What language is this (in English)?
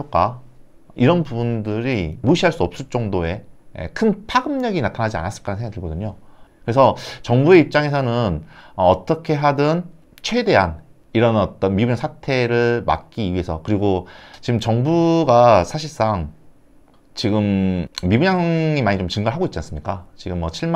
Korean